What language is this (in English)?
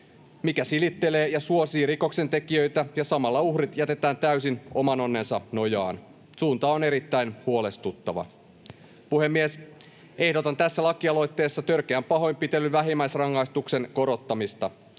Finnish